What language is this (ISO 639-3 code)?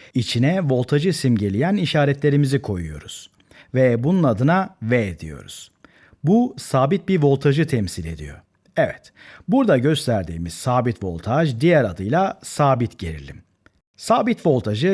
tur